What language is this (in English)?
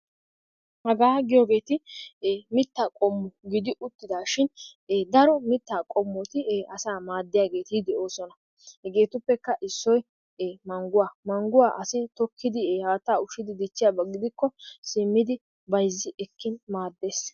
Wolaytta